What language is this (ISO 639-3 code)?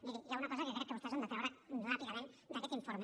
cat